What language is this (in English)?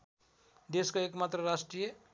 Nepali